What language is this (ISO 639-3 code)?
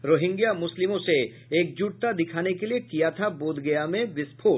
hin